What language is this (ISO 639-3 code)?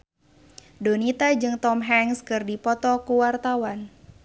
sun